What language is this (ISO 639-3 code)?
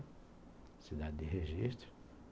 por